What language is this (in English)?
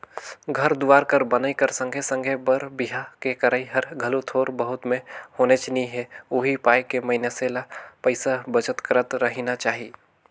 Chhattisgarhi